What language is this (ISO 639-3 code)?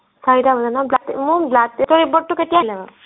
asm